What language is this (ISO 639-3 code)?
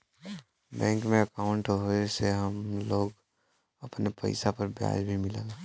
bho